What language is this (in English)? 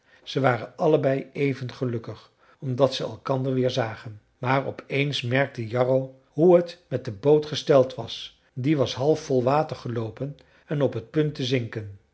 Dutch